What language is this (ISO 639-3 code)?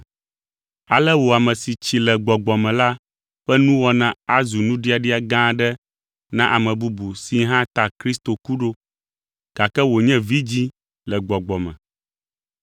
ewe